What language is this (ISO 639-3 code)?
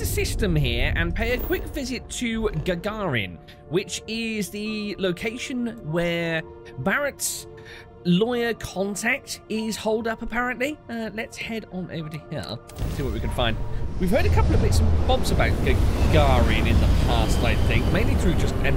eng